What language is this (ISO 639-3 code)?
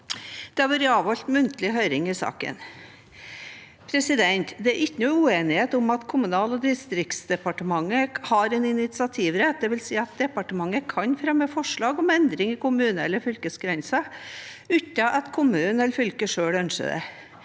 nor